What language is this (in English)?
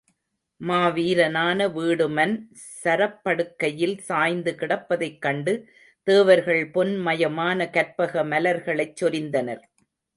Tamil